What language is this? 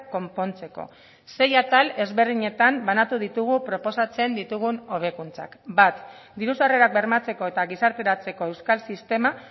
Basque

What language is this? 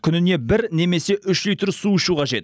Kazakh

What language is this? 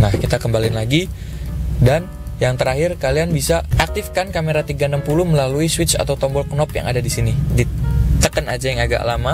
Indonesian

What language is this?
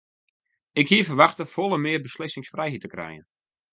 Western Frisian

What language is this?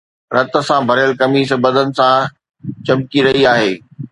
Sindhi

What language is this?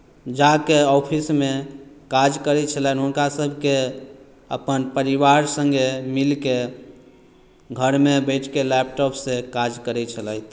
Maithili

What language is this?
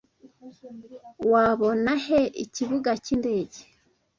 Kinyarwanda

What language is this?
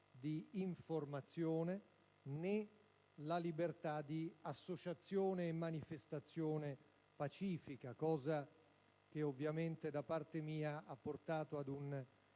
Italian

